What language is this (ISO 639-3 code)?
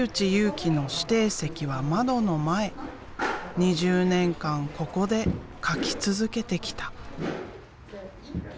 jpn